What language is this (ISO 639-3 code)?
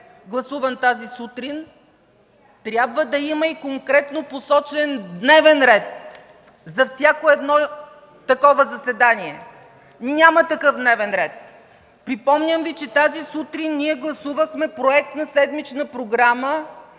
bul